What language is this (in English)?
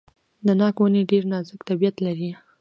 Pashto